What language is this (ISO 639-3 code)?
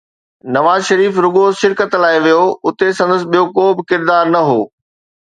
snd